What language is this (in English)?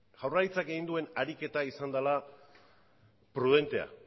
Basque